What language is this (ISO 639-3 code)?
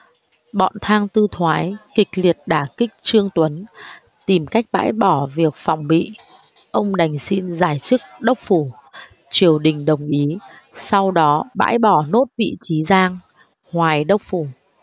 vie